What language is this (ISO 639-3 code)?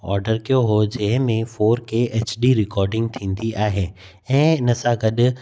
snd